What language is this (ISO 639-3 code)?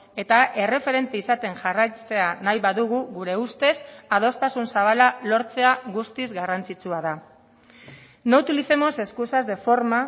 eus